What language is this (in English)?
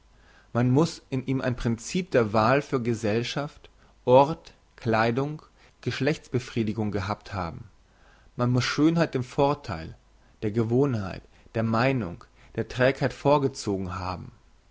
German